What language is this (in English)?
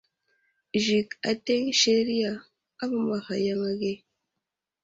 Wuzlam